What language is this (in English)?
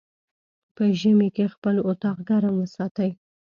Pashto